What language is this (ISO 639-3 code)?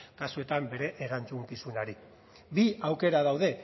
eus